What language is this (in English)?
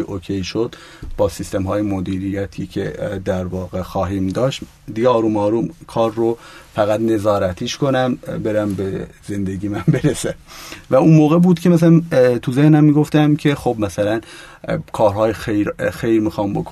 Persian